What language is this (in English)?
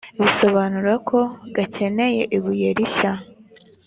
Kinyarwanda